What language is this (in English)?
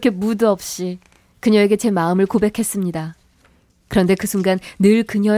Korean